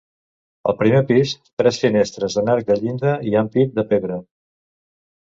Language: Catalan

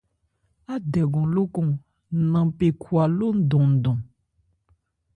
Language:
Ebrié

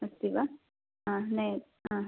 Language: Sanskrit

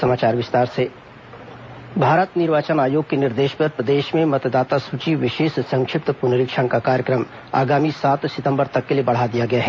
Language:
Hindi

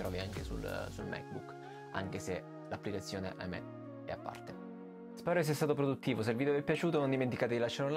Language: Italian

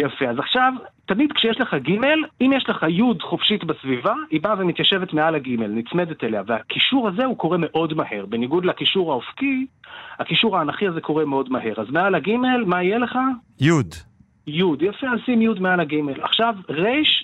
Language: Hebrew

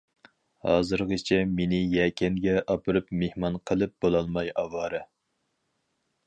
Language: Uyghur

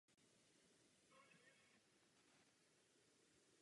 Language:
Czech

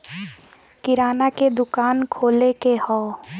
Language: Bhojpuri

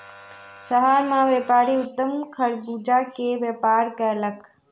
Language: Maithili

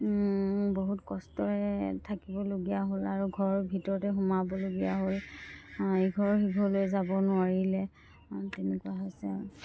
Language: Assamese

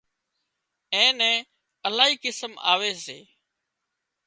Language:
Wadiyara Koli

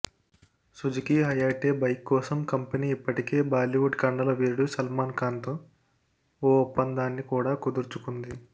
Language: Telugu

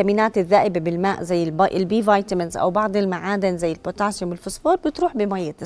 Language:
Arabic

